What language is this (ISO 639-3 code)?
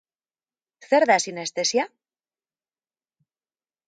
eus